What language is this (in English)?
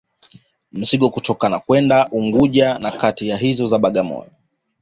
Swahili